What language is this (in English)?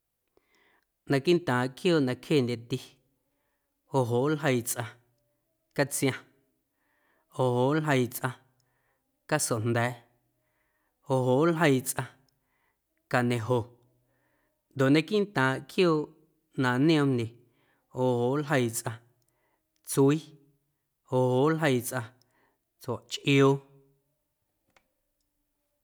Guerrero Amuzgo